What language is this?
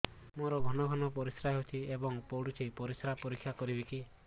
Odia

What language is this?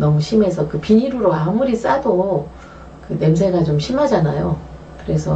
Korean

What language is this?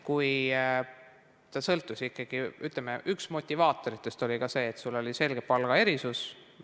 Estonian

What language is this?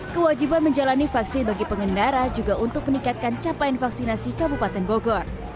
Indonesian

